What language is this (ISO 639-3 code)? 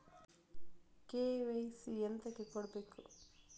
kan